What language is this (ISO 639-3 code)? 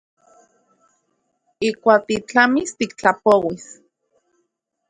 ncx